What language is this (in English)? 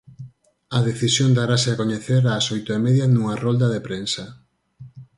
Galician